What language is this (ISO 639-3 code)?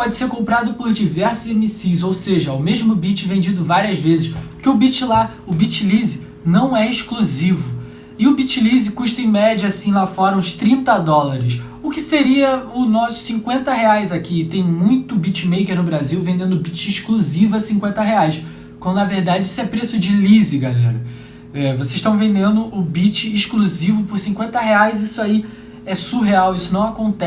por